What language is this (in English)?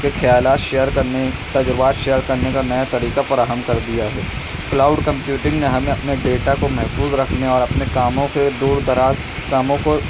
Urdu